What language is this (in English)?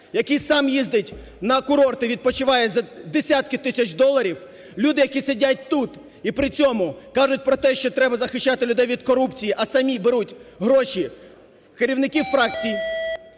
Ukrainian